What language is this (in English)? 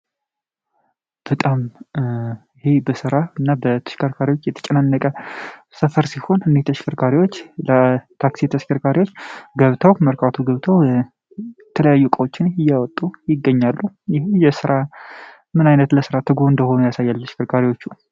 Amharic